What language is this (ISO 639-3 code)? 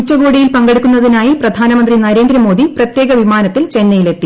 mal